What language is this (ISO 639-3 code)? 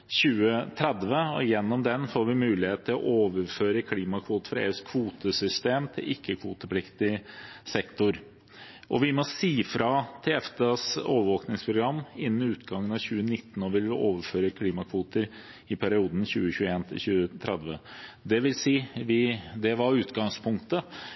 nob